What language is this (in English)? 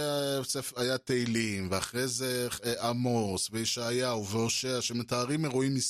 Hebrew